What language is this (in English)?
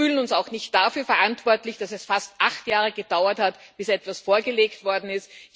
German